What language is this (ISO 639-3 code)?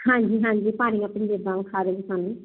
pan